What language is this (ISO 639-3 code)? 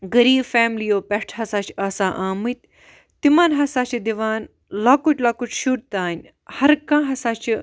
kas